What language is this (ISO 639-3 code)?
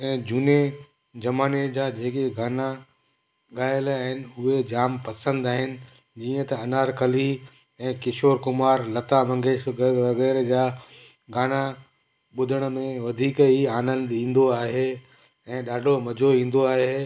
snd